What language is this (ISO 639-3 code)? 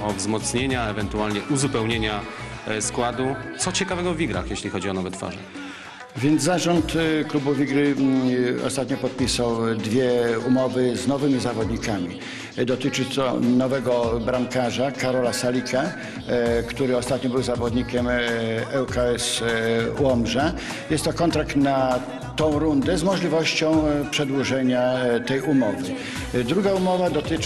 pol